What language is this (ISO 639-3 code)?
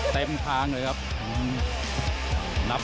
tha